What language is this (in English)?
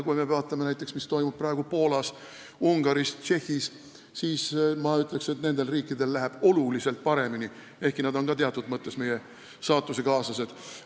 Estonian